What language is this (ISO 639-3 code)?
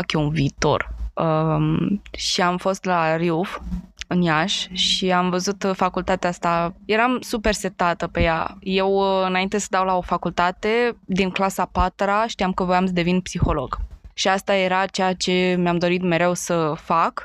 ron